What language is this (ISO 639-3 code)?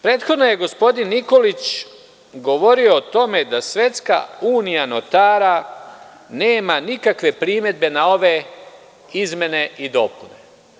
srp